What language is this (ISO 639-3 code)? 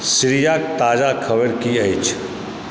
mai